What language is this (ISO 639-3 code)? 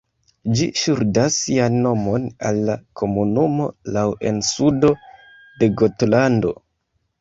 epo